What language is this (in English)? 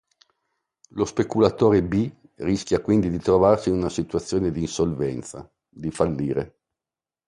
Italian